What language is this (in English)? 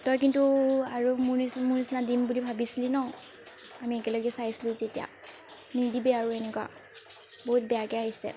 Assamese